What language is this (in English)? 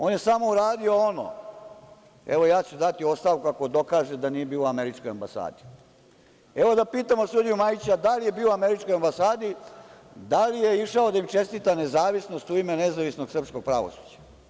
Serbian